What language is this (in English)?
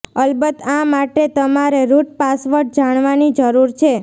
Gujarati